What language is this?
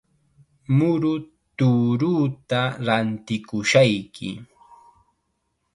Chiquián Ancash Quechua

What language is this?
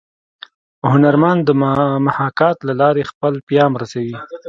Pashto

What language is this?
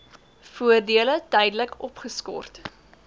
Afrikaans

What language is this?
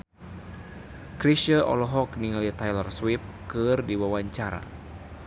Sundanese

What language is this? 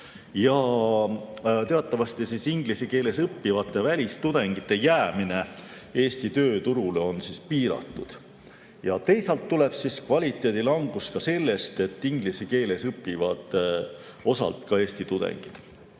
Estonian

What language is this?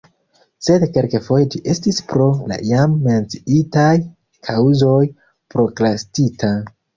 Esperanto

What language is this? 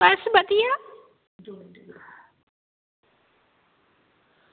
Dogri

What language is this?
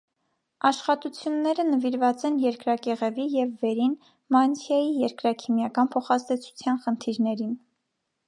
Armenian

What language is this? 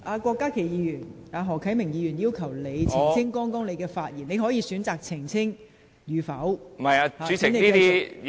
Cantonese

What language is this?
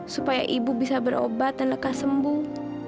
Indonesian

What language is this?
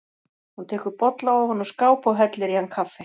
Icelandic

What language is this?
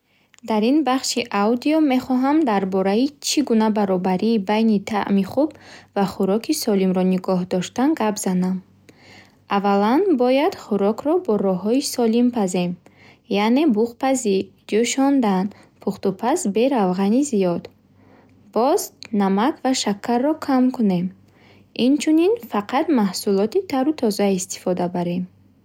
Bukharic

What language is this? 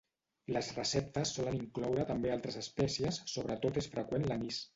Catalan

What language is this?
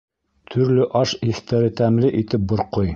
Bashkir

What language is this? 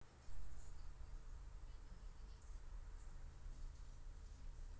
Russian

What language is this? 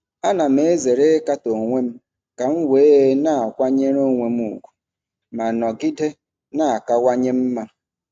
Igbo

